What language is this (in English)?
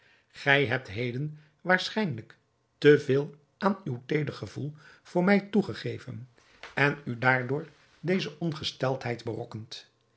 Dutch